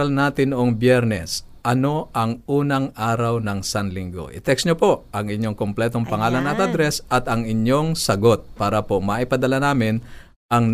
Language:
Filipino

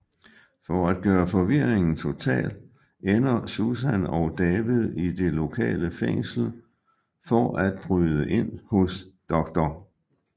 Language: Danish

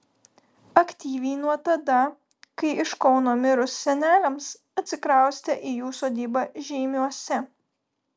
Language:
Lithuanian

